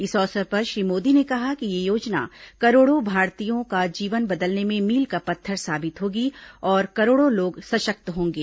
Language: Hindi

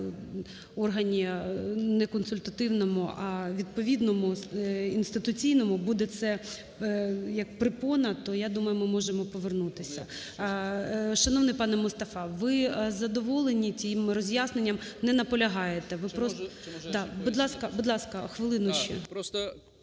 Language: Ukrainian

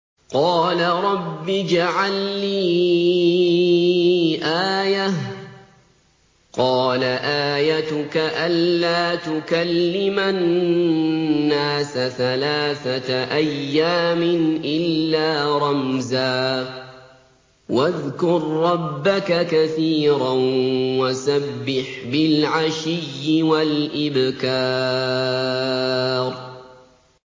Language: Arabic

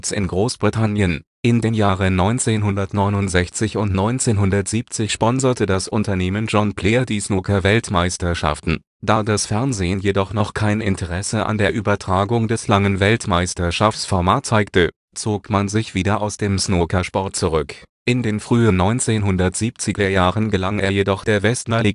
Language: German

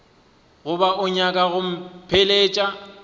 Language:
Northern Sotho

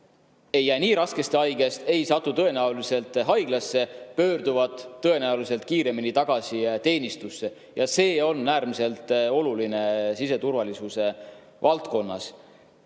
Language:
Estonian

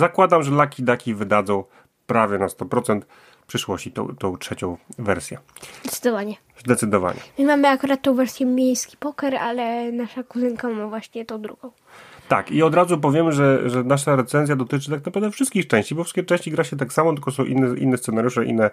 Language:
Polish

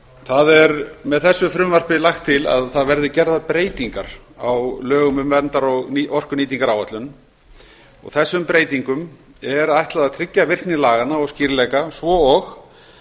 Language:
Icelandic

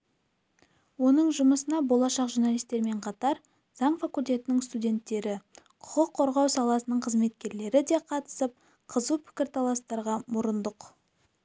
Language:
Kazakh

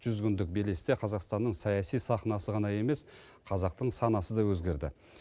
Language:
Kazakh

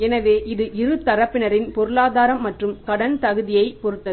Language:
Tamil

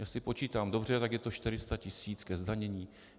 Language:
Czech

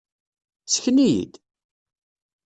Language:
Kabyle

